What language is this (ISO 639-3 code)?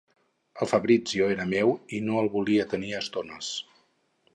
cat